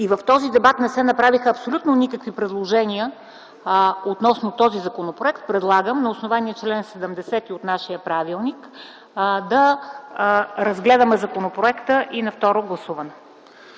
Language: Bulgarian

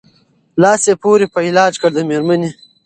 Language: Pashto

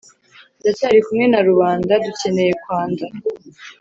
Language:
Kinyarwanda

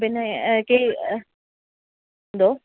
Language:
Malayalam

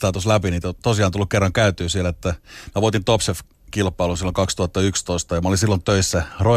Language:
Finnish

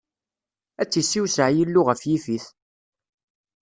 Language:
Kabyle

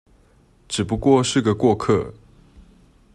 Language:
Chinese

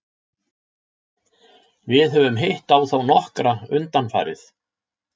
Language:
Icelandic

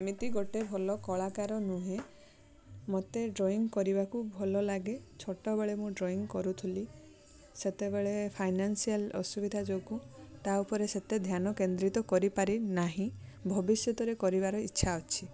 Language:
Odia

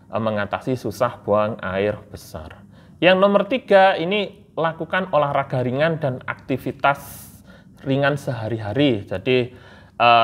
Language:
Indonesian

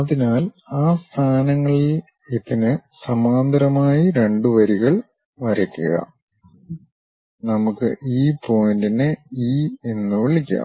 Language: Malayalam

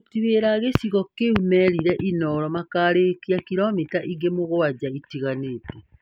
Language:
Kikuyu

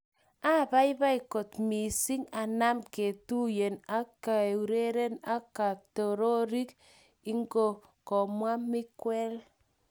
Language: Kalenjin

